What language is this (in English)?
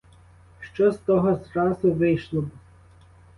Ukrainian